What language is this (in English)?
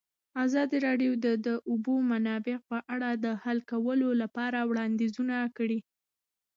Pashto